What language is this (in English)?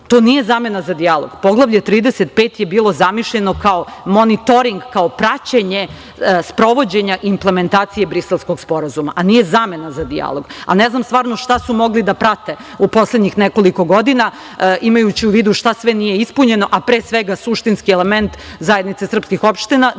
Serbian